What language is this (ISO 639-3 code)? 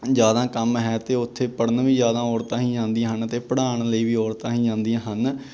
pan